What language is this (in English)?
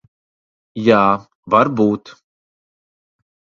Latvian